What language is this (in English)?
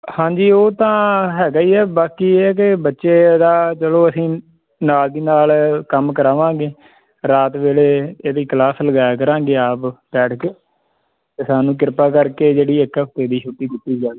Punjabi